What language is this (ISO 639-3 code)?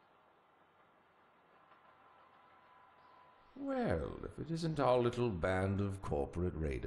pol